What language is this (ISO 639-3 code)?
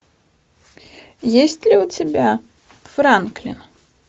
rus